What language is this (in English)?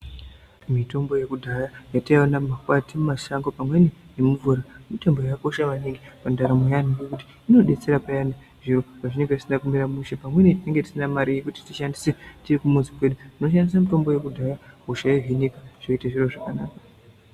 Ndau